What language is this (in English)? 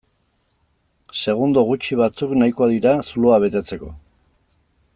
Basque